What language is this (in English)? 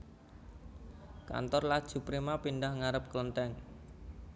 Javanese